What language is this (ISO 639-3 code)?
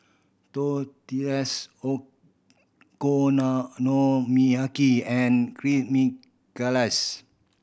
eng